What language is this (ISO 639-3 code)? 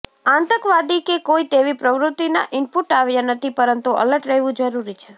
guj